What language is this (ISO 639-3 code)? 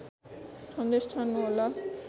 nep